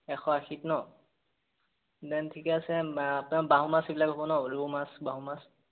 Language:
Assamese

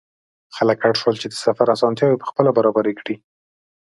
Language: Pashto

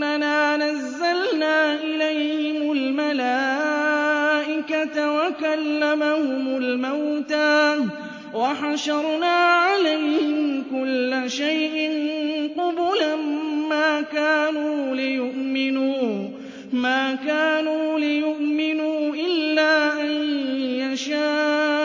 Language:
Arabic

